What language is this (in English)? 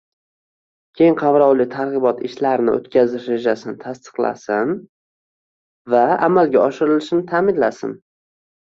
Uzbek